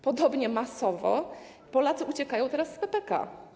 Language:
Polish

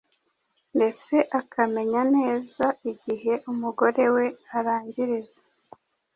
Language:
Kinyarwanda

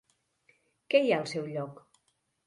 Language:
Catalan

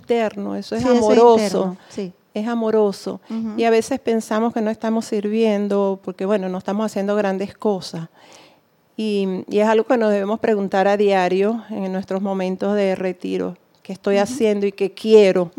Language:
Spanish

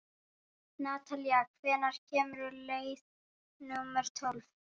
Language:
Icelandic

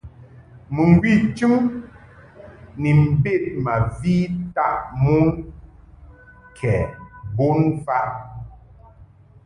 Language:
Mungaka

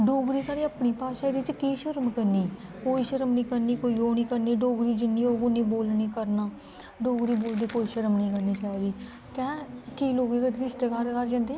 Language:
Dogri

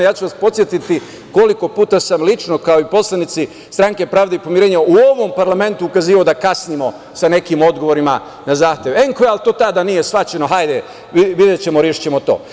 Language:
Serbian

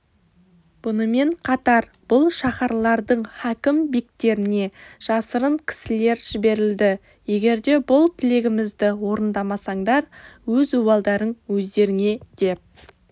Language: Kazakh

